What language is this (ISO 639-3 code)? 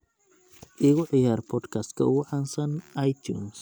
som